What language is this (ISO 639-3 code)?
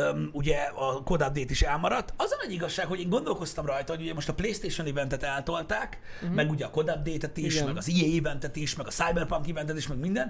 hun